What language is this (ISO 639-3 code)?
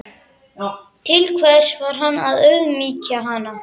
isl